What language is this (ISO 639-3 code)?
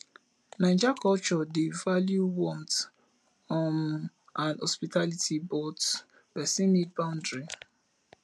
pcm